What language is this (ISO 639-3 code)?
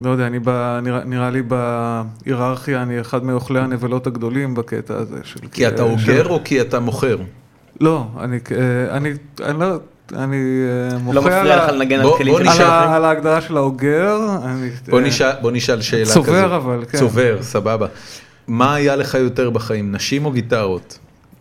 heb